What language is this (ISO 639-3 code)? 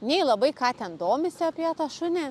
lit